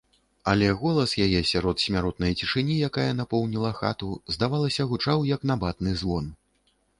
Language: Belarusian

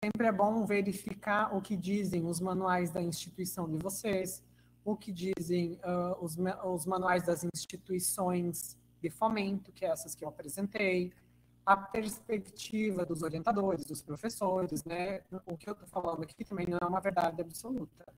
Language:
Portuguese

